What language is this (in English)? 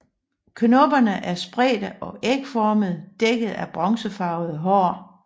Danish